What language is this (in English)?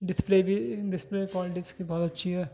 Urdu